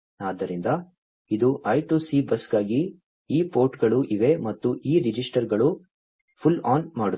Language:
Kannada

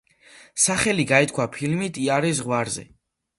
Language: Georgian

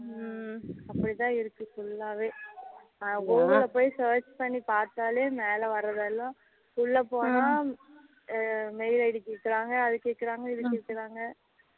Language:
Tamil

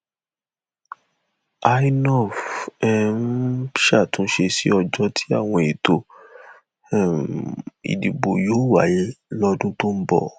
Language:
Yoruba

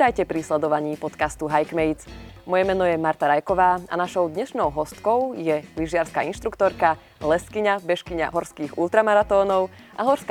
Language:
Slovak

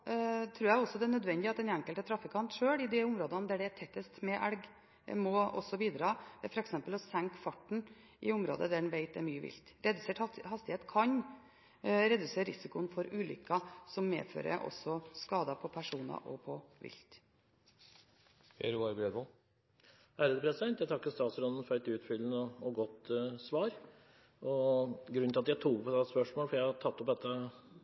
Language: Norwegian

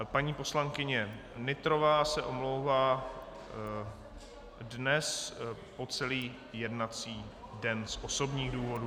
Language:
Czech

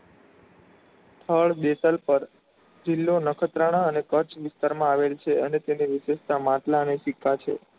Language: Gujarati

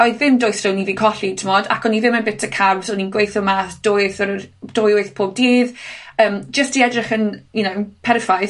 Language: Welsh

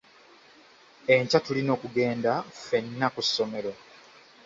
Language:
Ganda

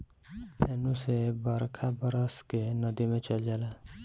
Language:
Bhojpuri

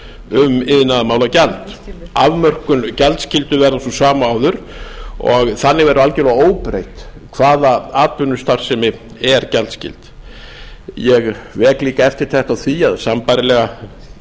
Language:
Icelandic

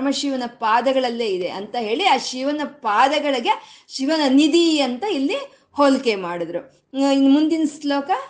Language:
Kannada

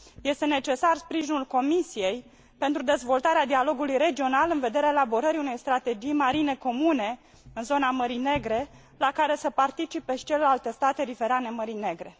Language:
Romanian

